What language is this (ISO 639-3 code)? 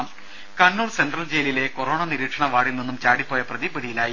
mal